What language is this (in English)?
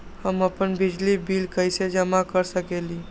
Magahi